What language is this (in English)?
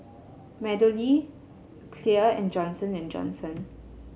English